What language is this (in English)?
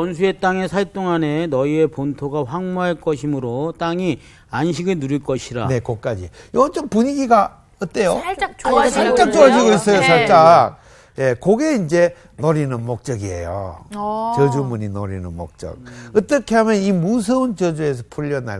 Korean